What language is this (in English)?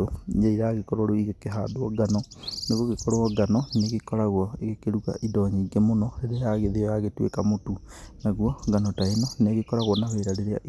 Kikuyu